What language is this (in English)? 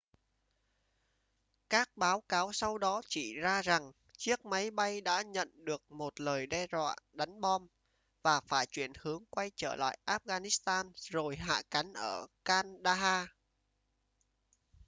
Vietnamese